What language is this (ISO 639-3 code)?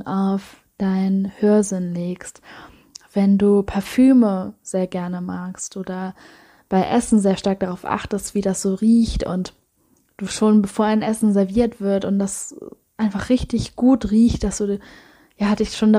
deu